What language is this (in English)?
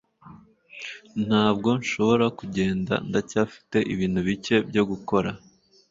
Kinyarwanda